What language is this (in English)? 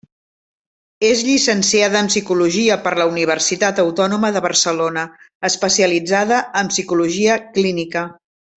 Catalan